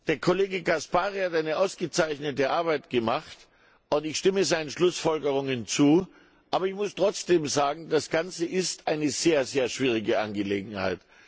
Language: German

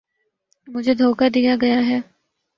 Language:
Urdu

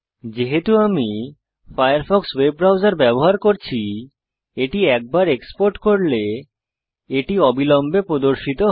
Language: Bangla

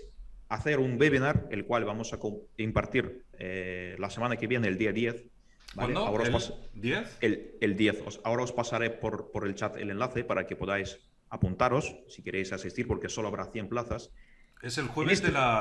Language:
Spanish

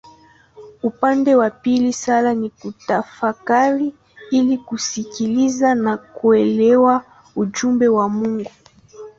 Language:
Swahili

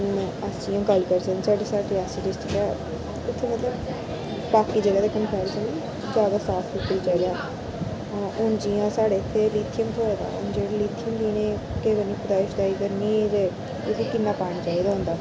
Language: Dogri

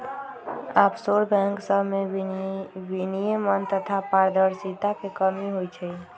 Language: Magahi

